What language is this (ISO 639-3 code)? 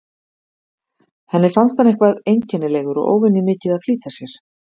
isl